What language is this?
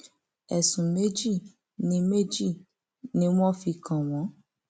Yoruba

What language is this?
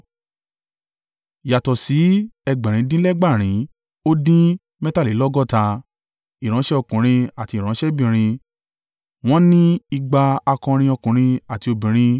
Yoruba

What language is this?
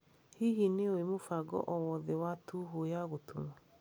Kikuyu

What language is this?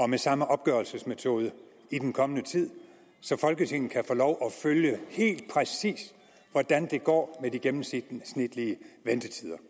Danish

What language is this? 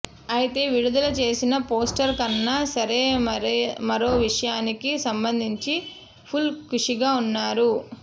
Telugu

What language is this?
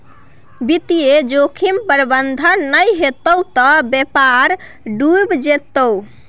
Maithili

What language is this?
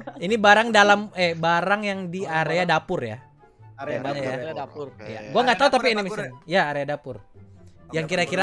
Indonesian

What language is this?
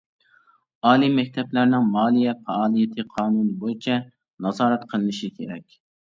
Uyghur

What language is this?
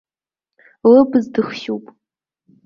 Abkhazian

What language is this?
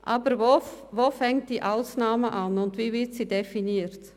Swiss German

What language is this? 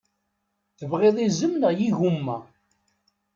Kabyle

